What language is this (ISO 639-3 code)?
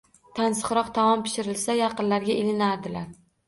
uzb